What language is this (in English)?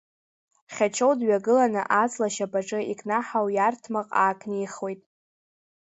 Abkhazian